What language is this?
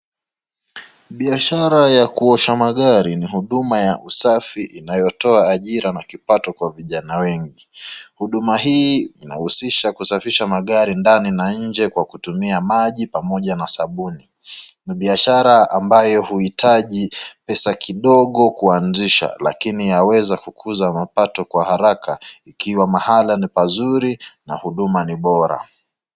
Swahili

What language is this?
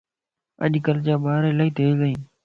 Lasi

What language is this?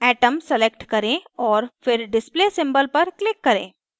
Hindi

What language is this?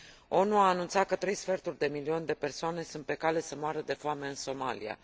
Romanian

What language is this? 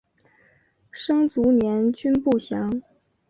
Chinese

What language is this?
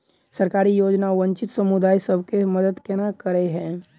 Maithili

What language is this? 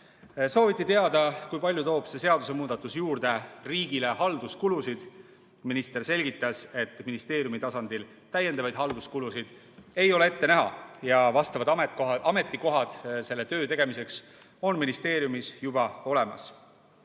Estonian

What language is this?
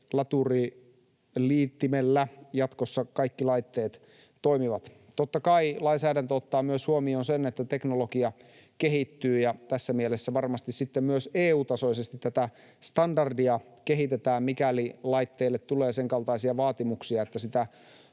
Finnish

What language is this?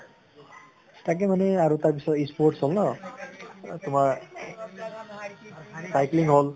Assamese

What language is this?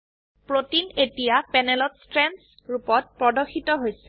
Assamese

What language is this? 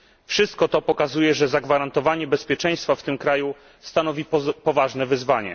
Polish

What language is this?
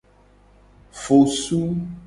Gen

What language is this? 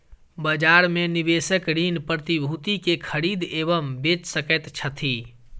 Maithili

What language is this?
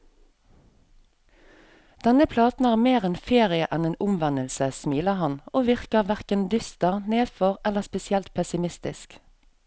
Norwegian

